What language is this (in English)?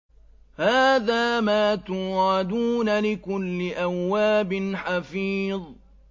Arabic